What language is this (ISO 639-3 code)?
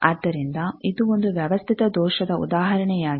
kan